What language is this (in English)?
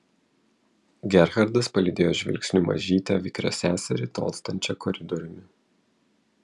Lithuanian